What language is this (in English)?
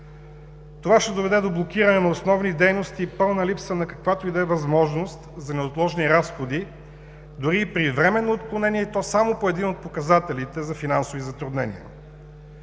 Bulgarian